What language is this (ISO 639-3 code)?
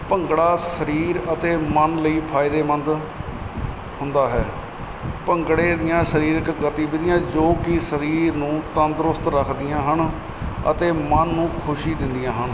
pan